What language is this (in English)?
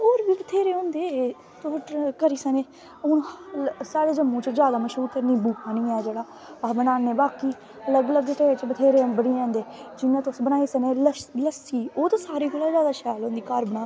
Dogri